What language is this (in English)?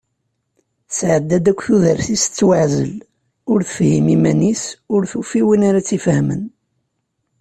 Kabyle